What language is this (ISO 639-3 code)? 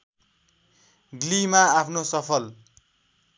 nep